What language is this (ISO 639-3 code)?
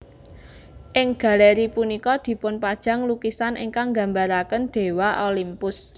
jav